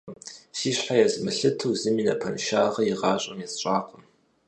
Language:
Kabardian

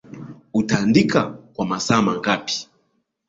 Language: Swahili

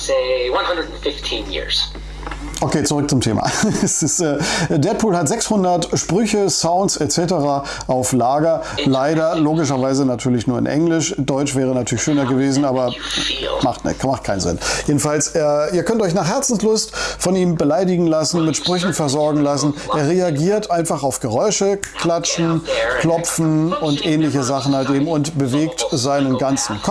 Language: German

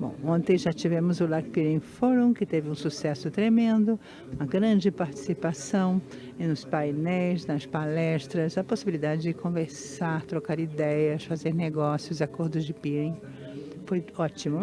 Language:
Portuguese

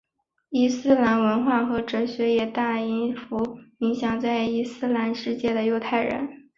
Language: Chinese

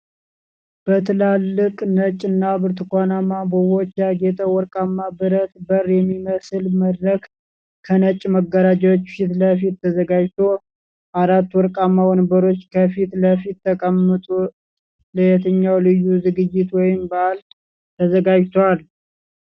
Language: Amharic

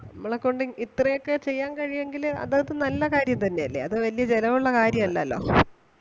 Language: Malayalam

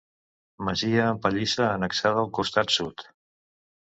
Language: Catalan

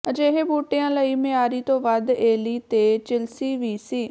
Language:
Punjabi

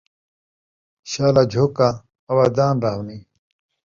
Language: Saraiki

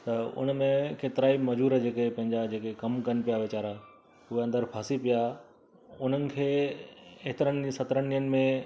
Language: Sindhi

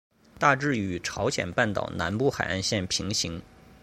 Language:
Chinese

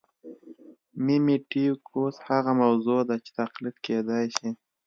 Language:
Pashto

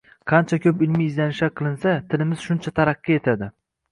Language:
Uzbek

